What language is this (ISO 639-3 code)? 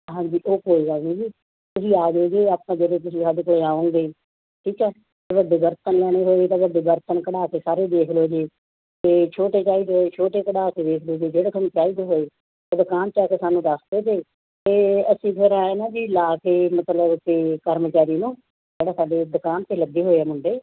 pan